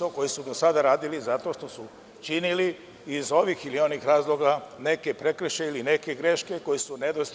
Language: Serbian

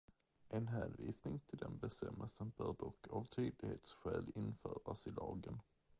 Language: Swedish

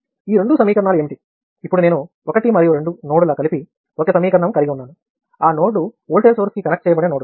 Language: Telugu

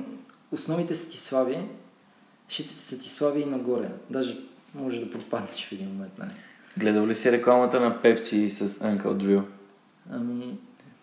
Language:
Bulgarian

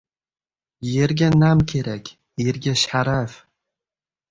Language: Uzbek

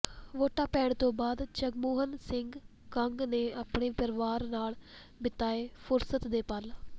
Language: Punjabi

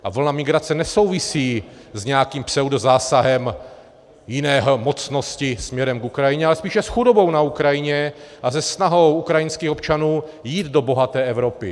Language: Czech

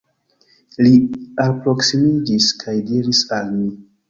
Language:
Esperanto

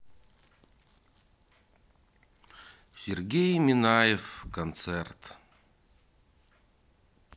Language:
Russian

